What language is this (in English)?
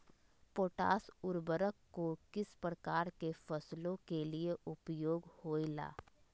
Magahi